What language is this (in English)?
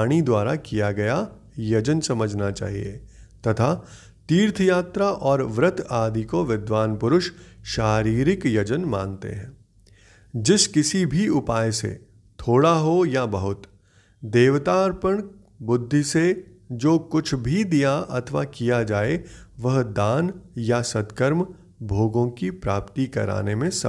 Hindi